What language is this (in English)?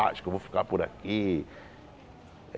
Portuguese